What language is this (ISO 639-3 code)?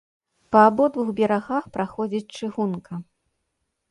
bel